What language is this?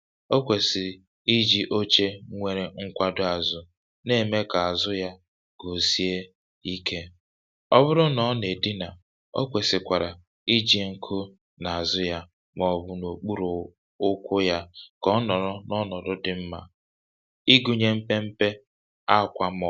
Igbo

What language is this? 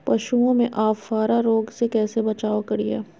Magahi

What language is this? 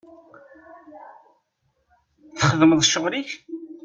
Kabyle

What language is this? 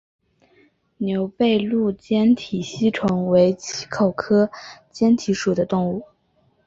Chinese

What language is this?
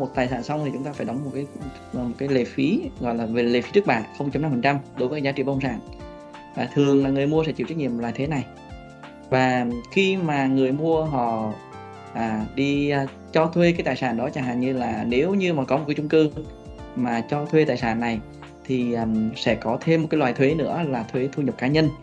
Vietnamese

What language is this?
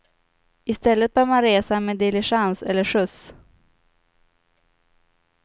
Swedish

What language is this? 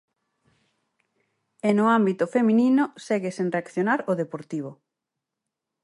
Galician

